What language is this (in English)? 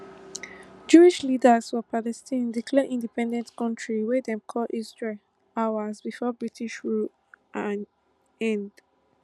Nigerian Pidgin